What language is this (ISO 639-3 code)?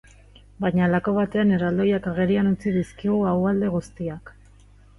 eus